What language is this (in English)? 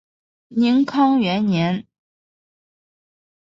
Chinese